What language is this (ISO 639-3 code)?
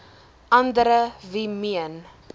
afr